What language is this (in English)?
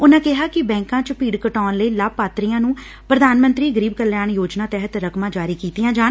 Punjabi